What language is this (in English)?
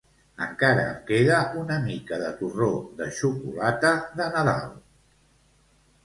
Catalan